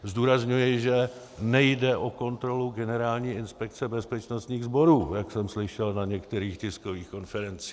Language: Czech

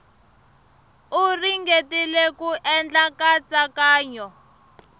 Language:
Tsonga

